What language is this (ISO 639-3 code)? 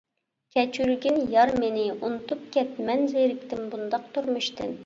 uig